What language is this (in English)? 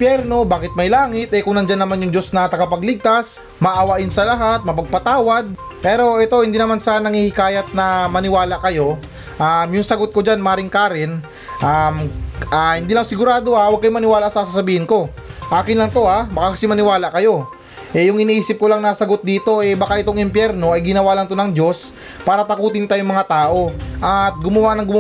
Filipino